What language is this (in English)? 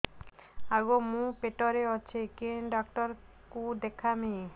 Odia